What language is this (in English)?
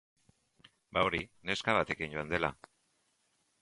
Basque